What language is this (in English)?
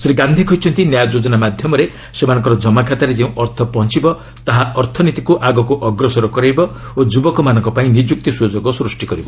Odia